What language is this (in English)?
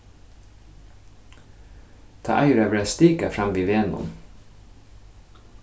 Faroese